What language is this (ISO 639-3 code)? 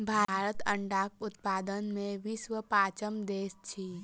mai